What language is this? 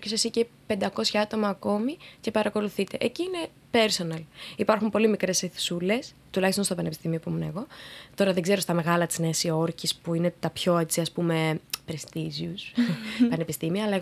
Greek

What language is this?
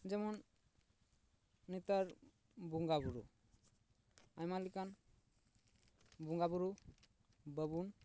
Santali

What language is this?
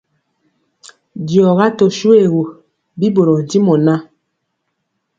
Mpiemo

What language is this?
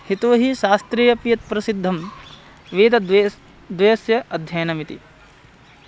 Sanskrit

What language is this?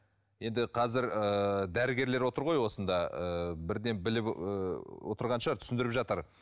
Kazakh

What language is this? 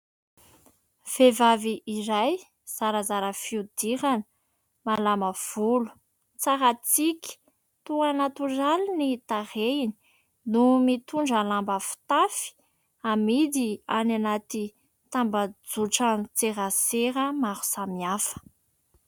Malagasy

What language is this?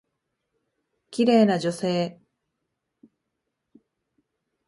Japanese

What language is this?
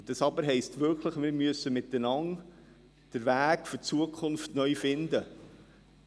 Swiss German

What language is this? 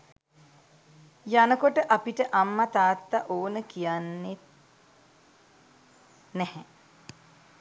Sinhala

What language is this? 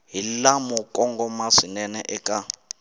Tsonga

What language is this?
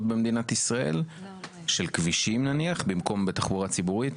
Hebrew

